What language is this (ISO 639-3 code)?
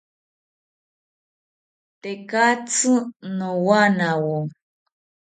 cpy